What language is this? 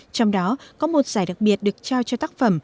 Vietnamese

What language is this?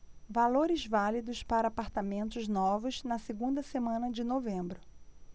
Portuguese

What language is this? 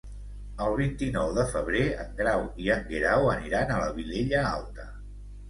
Catalan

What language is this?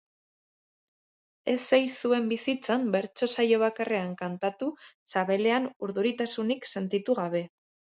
Basque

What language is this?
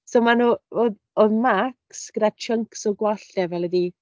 Welsh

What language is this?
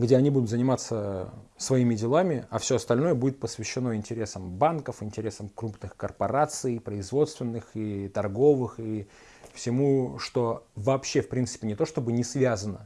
Russian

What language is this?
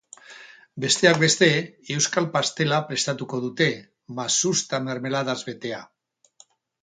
Basque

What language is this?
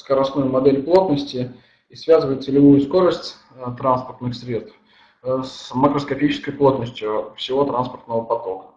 Russian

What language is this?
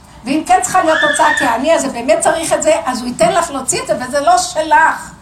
Hebrew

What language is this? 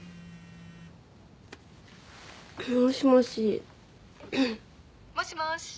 Japanese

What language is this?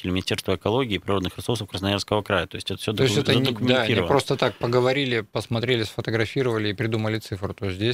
Russian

